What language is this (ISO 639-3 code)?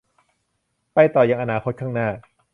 tha